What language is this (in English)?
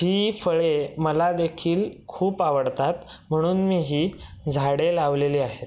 Marathi